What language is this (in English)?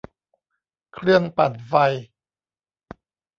Thai